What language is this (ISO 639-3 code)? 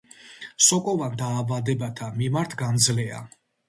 kat